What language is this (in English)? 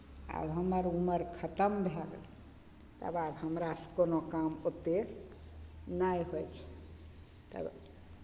Maithili